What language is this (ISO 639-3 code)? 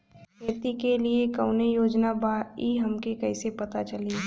bho